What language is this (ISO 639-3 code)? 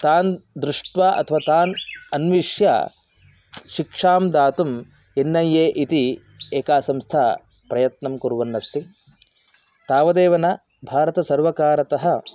san